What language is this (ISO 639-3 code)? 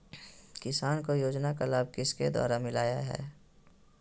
mag